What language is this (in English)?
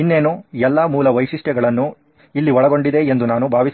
Kannada